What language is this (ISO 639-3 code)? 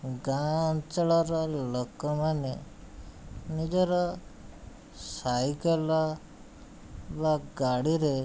ori